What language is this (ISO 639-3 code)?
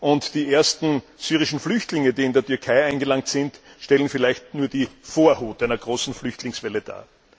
deu